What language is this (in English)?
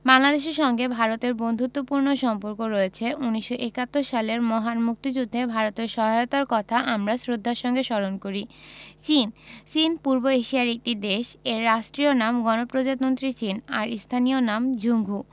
Bangla